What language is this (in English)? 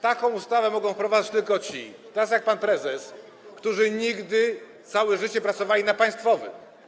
Polish